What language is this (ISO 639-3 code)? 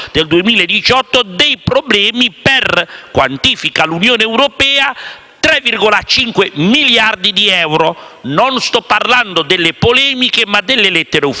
ita